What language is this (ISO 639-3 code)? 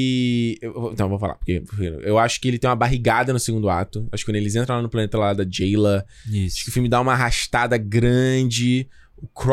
por